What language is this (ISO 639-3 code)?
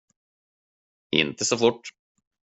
swe